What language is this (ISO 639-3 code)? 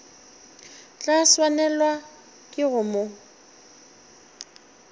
nso